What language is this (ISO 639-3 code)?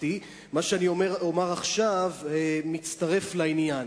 heb